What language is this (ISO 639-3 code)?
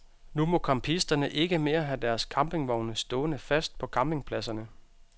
dan